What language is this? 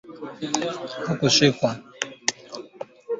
Swahili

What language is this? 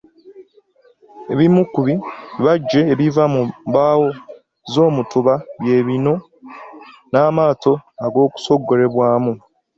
Ganda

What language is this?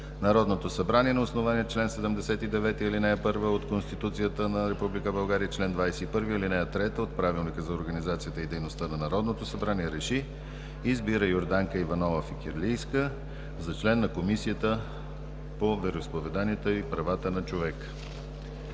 Bulgarian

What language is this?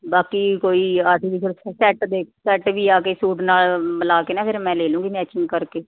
Punjabi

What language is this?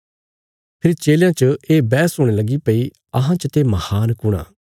Bilaspuri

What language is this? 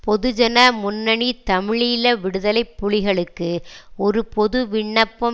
Tamil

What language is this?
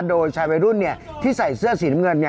Thai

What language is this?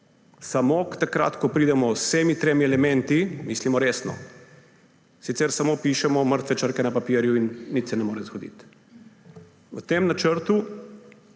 Slovenian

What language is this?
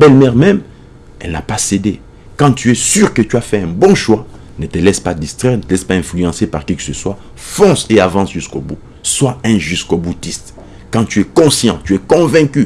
French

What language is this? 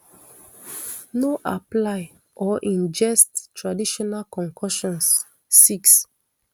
Nigerian Pidgin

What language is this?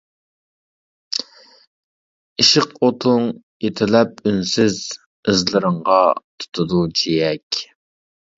Uyghur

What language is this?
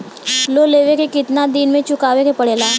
Bhojpuri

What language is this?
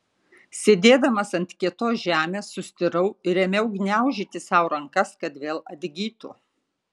Lithuanian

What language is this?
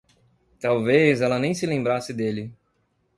Portuguese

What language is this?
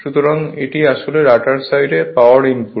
Bangla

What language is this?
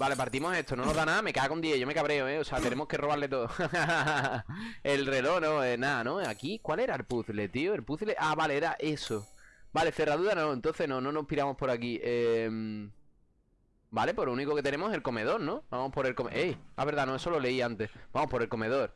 Spanish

